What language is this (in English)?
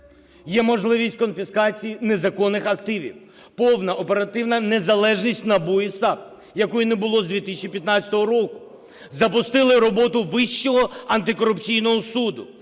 Ukrainian